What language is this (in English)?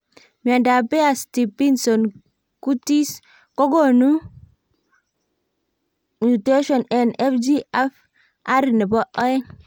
Kalenjin